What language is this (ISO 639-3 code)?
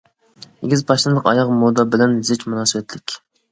uig